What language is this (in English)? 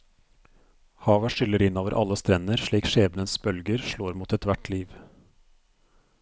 Norwegian